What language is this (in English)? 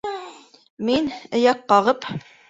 Bashkir